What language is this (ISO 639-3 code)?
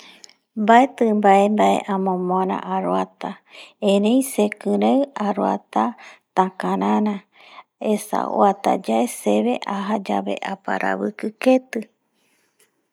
gui